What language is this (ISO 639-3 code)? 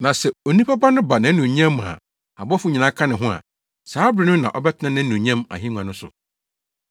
aka